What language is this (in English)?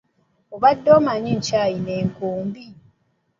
Ganda